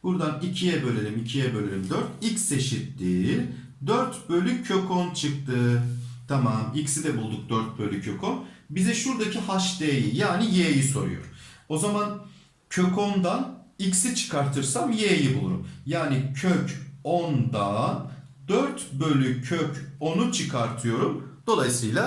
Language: Turkish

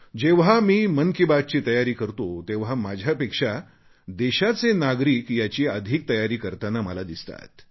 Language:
Marathi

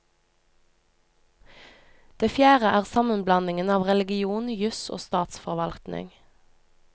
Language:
Norwegian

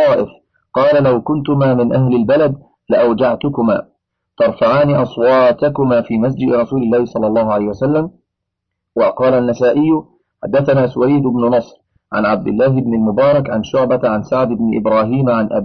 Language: Arabic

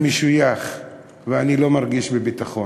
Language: Hebrew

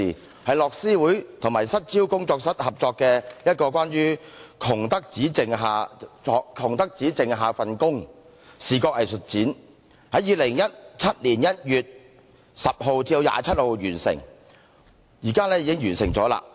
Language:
Cantonese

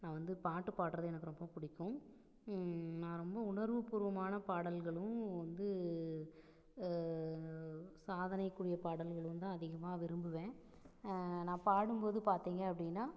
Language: Tamil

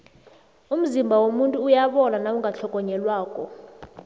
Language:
South Ndebele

